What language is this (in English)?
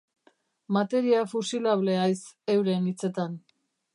Basque